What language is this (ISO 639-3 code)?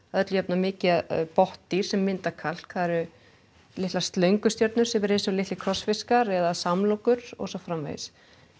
isl